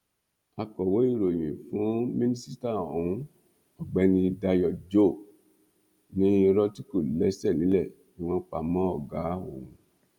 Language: Yoruba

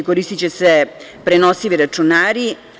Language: Serbian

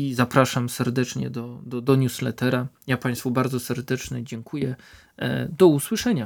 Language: Polish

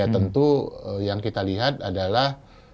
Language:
Indonesian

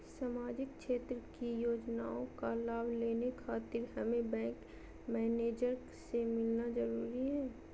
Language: Magahi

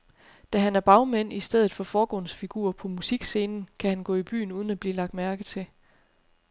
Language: Danish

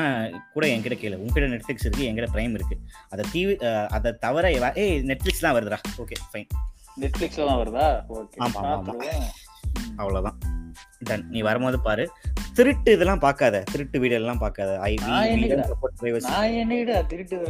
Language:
Tamil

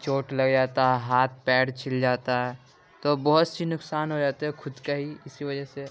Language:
Urdu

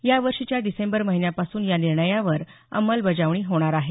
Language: Marathi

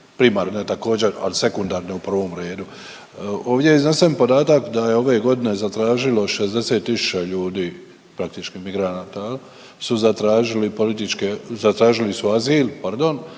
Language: Croatian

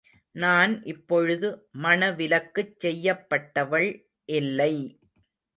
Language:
Tamil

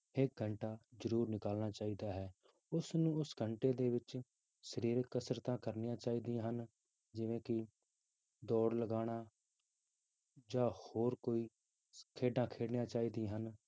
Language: Punjabi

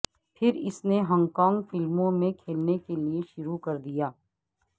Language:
Urdu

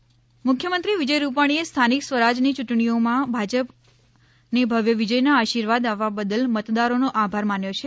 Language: Gujarati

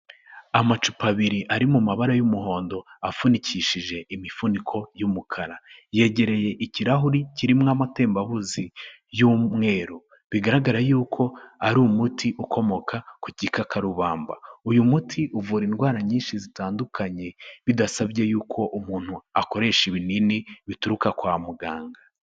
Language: Kinyarwanda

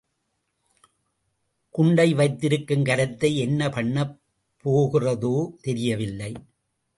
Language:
Tamil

